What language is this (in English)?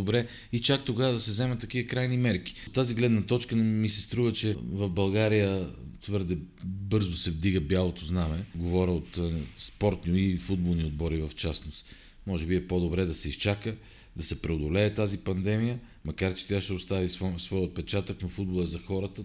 Bulgarian